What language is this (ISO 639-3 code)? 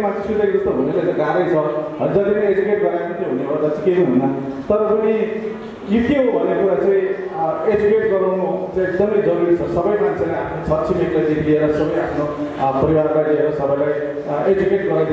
ind